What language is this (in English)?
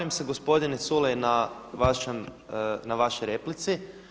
Croatian